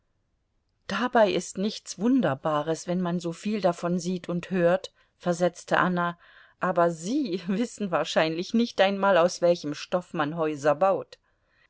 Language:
German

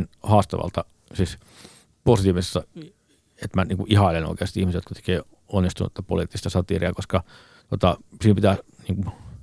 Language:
Finnish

